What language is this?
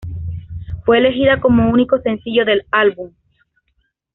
Spanish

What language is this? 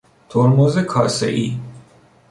Persian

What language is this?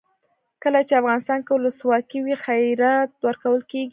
Pashto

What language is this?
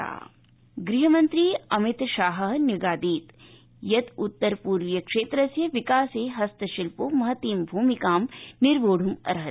Sanskrit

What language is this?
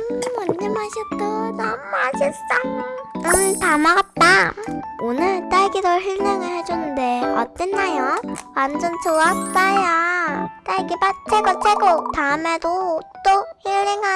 Korean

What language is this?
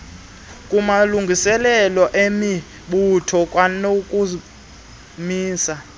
Xhosa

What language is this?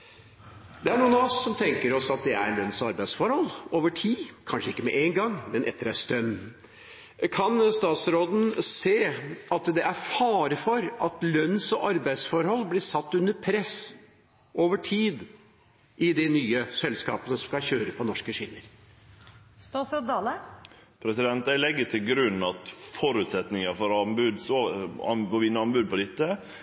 Norwegian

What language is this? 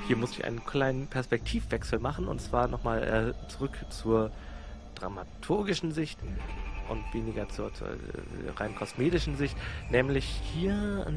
German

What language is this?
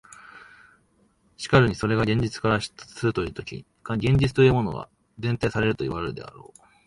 Japanese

